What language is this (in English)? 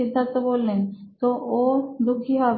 Bangla